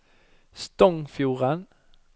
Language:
Norwegian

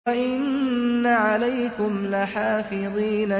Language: Arabic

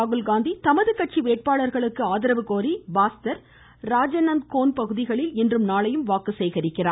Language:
Tamil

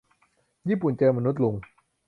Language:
Thai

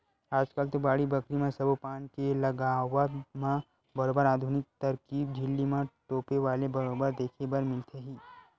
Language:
Chhattisgarhi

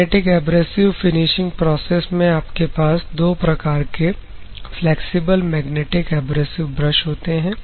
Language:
Hindi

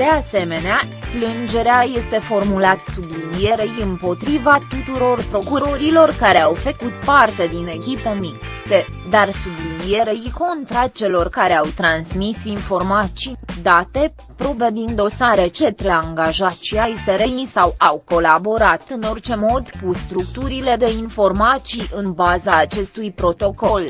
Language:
Romanian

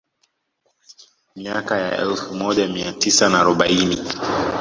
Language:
Swahili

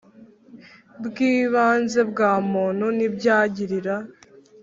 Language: Kinyarwanda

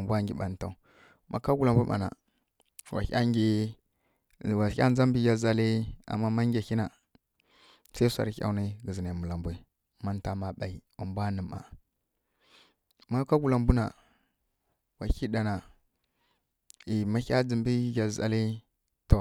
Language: Kirya-Konzəl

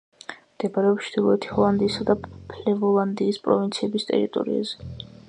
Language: Georgian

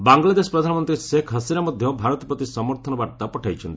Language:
Odia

